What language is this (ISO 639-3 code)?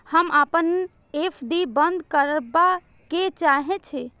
mai